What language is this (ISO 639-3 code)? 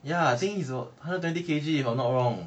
eng